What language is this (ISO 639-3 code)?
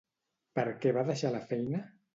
cat